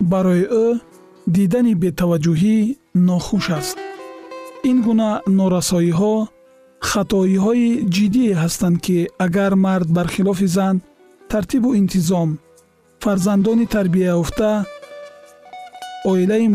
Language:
Persian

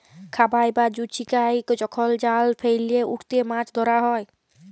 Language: Bangla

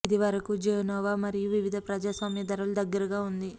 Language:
Telugu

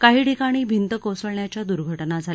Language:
Marathi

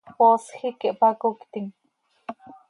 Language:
Seri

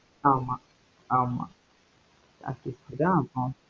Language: Tamil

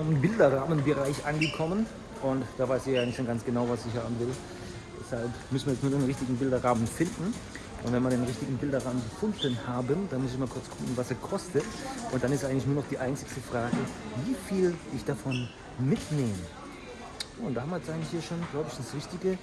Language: German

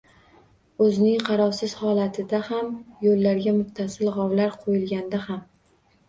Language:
Uzbek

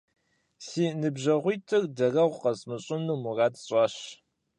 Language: Kabardian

